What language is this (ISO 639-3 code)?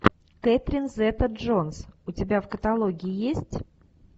rus